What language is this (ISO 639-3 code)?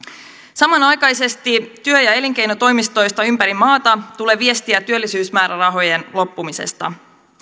fin